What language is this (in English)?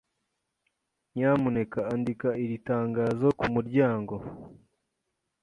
Kinyarwanda